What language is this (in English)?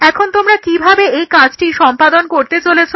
Bangla